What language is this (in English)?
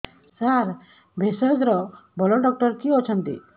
Odia